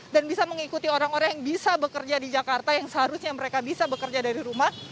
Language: Indonesian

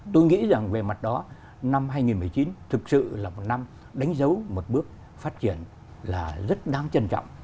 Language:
Vietnamese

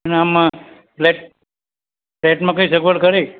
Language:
Gujarati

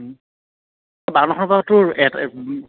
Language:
Assamese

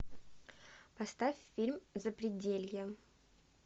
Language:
Russian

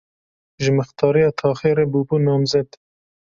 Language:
Kurdish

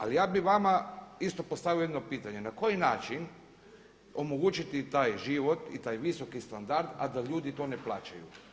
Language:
Croatian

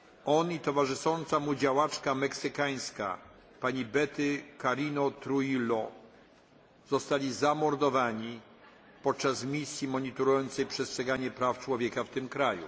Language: Polish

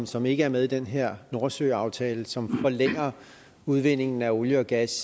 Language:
Danish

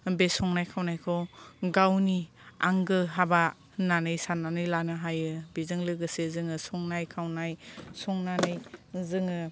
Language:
Bodo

